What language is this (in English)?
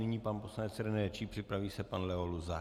Czech